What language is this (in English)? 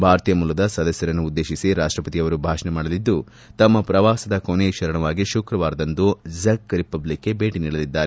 Kannada